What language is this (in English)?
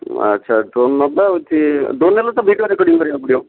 Odia